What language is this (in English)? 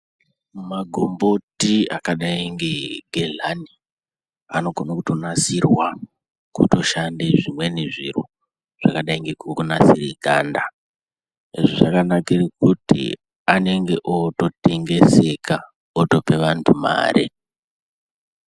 Ndau